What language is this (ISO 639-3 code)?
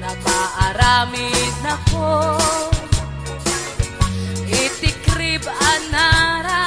fil